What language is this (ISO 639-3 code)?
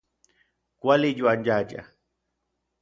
nlv